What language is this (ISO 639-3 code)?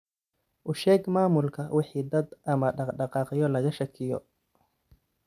som